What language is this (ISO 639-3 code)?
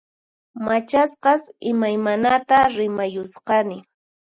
qxp